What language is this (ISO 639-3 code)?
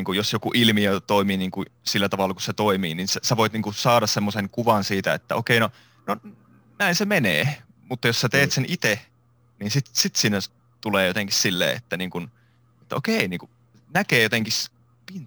fin